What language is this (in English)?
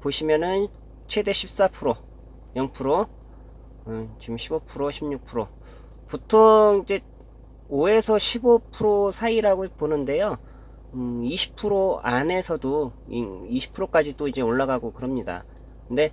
Korean